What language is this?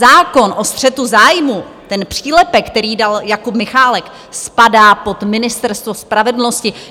Czech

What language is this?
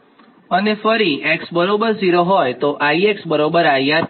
Gujarati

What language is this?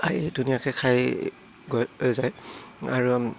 Assamese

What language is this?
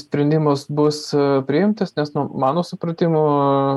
Lithuanian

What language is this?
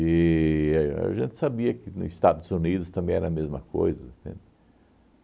Portuguese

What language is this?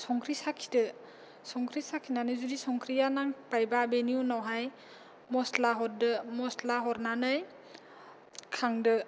Bodo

